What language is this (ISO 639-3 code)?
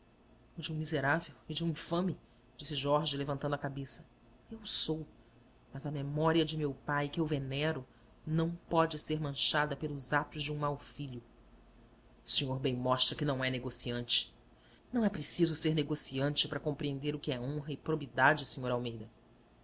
por